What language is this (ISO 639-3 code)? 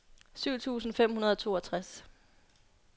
dan